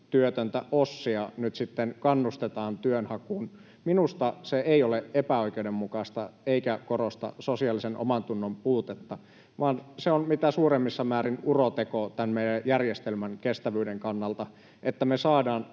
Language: Finnish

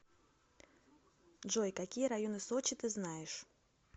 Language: Russian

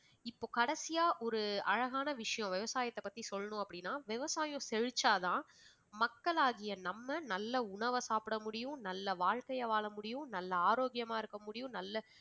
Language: Tamil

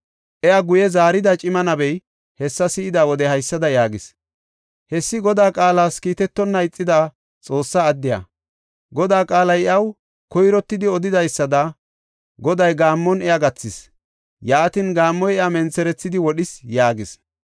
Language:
Gofa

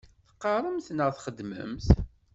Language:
Kabyle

